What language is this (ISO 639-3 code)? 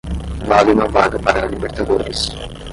por